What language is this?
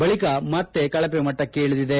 Kannada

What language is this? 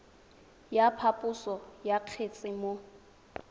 Tswana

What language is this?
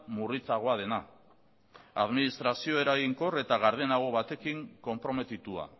Basque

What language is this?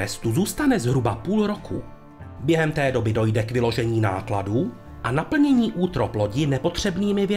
Czech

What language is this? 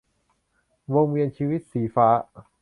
Thai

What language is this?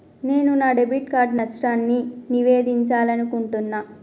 Telugu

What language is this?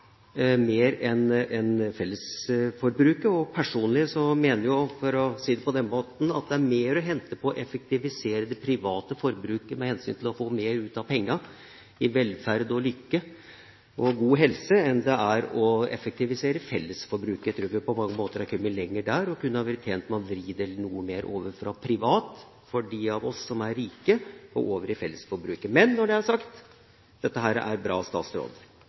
Norwegian Bokmål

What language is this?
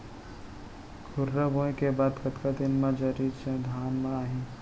Chhattisgarhi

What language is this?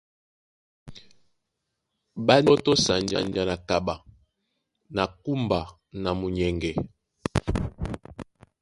Duala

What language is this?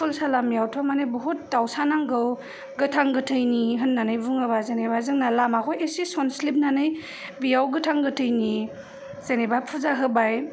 Bodo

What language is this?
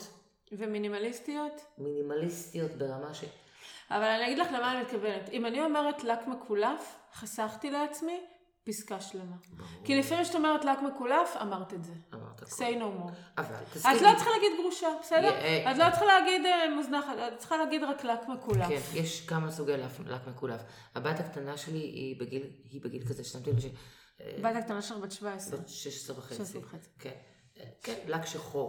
Hebrew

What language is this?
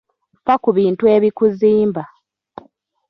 Ganda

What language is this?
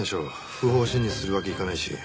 Japanese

